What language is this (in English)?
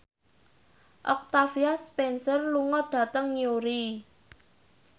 Javanese